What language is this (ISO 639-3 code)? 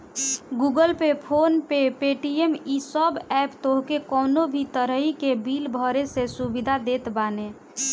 bho